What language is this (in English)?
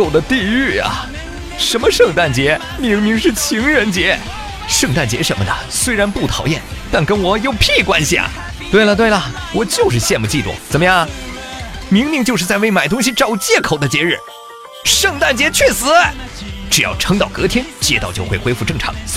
Chinese